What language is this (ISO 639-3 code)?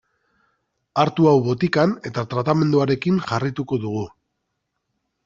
eus